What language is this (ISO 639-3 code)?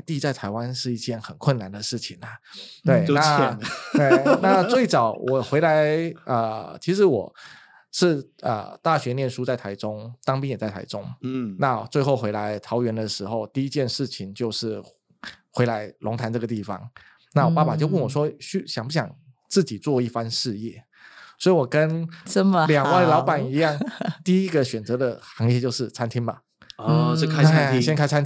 zho